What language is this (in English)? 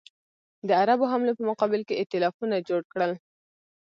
Pashto